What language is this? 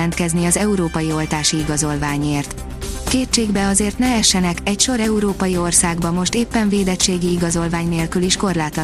Hungarian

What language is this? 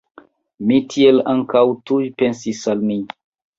Esperanto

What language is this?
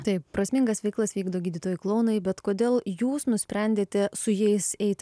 Lithuanian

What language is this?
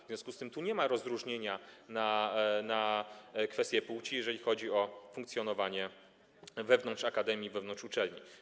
Polish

